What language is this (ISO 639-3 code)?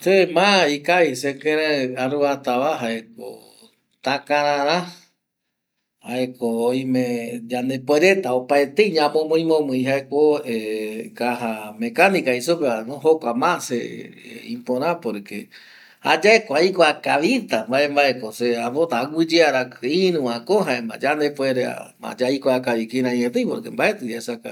gui